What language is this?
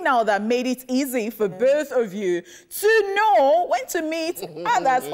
English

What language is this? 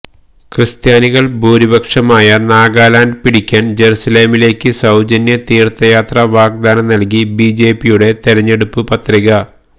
Malayalam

